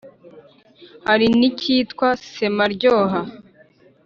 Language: Kinyarwanda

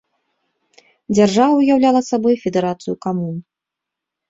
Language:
Belarusian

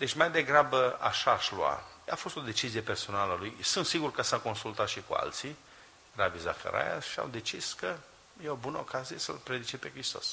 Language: Romanian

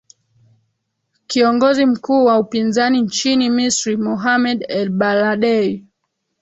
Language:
Swahili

